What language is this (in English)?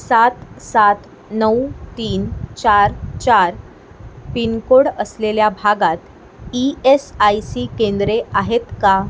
Marathi